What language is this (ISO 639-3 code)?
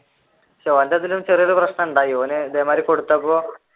mal